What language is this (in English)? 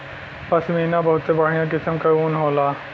Bhojpuri